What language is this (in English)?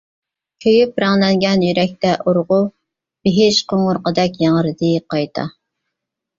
Uyghur